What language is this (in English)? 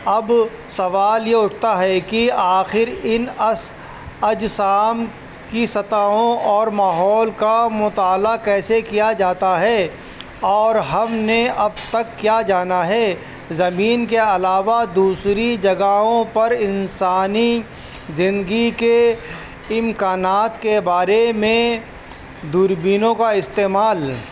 Urdu